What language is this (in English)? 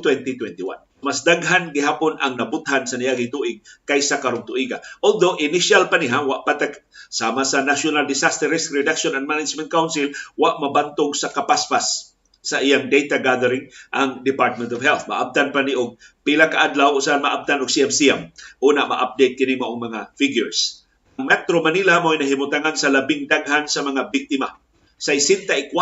Filipino